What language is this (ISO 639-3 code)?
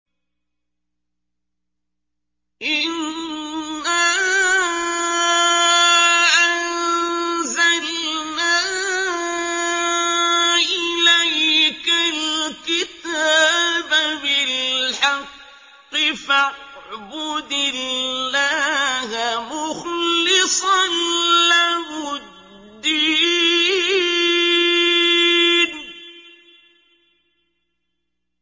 ara